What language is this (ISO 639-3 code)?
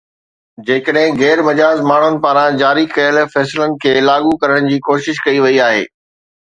snd